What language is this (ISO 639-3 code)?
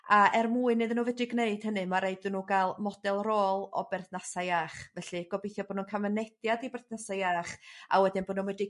cym